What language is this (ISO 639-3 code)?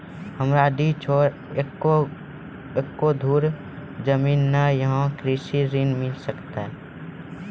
mai